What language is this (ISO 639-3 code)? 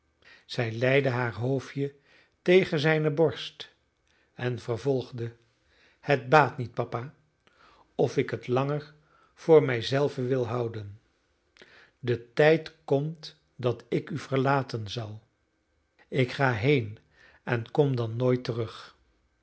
nld